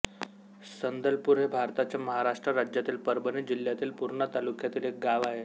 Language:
Marathi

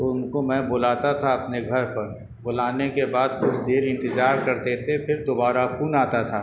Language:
Urdu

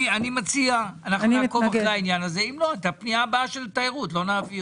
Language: Hebrew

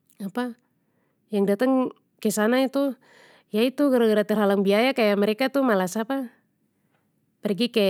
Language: Papuan Malay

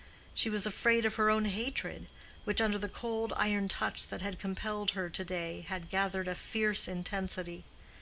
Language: English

